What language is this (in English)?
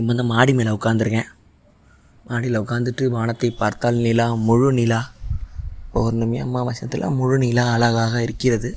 Tamil